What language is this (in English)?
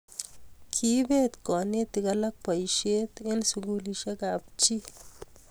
Kalenjin